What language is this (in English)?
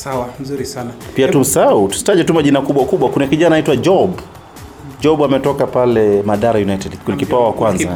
Swahili